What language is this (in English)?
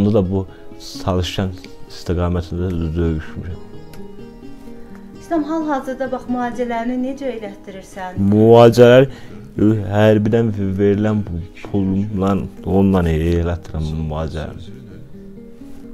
Turkish